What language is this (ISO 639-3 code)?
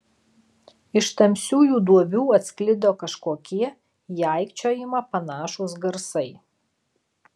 lit